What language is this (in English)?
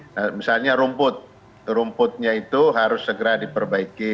Indonesian